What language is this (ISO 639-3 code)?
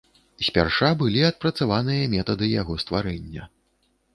bel